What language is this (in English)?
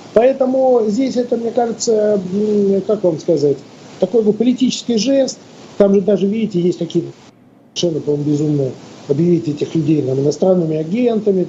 Russian